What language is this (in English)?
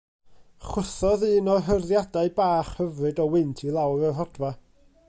Welsh